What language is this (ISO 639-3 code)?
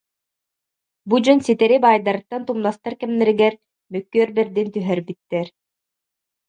sah